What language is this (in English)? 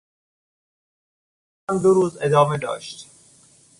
Persian